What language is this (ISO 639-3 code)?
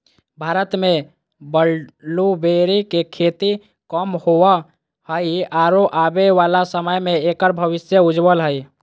mag